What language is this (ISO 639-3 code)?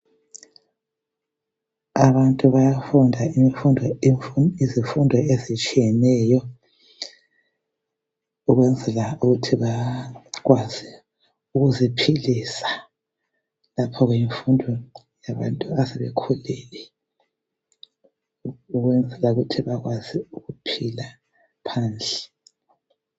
nde